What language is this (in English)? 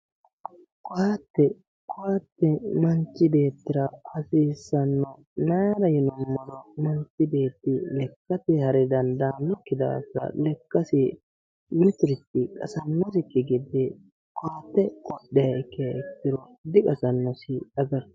Sidamo